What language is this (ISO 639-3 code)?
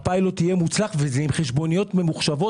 heb